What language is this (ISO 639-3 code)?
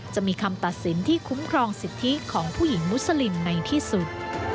tha